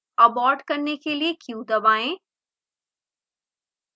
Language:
Hindi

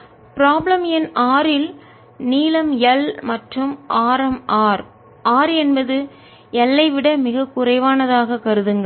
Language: Tamil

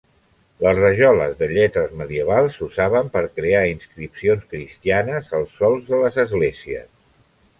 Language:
Catalan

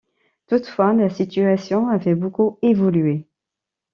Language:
French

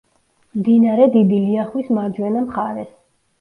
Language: Georgian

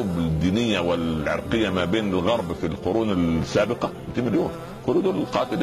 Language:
Arabic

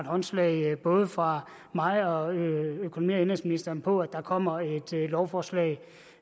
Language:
Danish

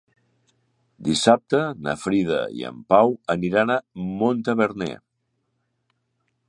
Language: Catalan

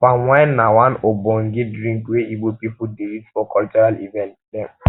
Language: Nigerian Pidgin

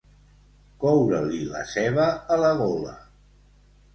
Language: Catalan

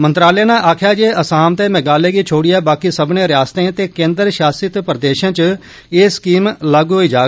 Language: Dogri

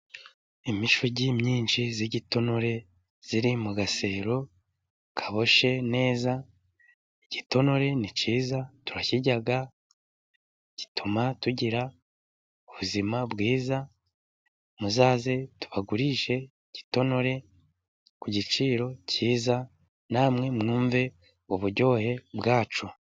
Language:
Kinyarwanda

